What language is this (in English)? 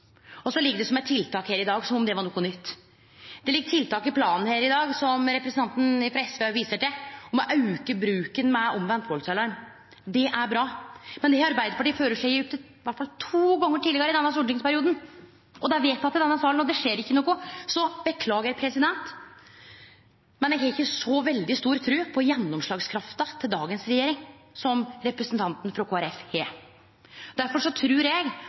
Norwegian Nynorsk